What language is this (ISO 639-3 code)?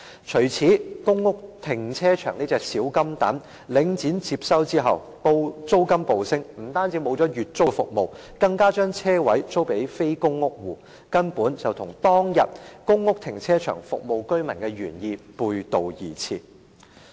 yue